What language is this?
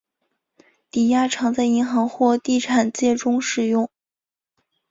Chinese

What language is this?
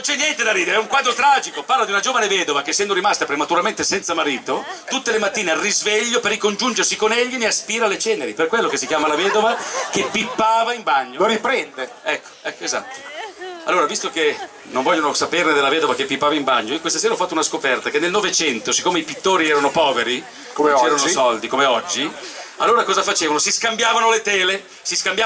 Italian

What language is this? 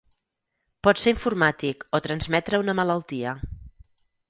Catalan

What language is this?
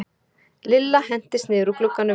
Icelandic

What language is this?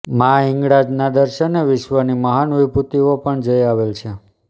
Gujarati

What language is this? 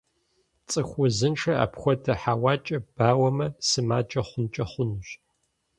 Kabardian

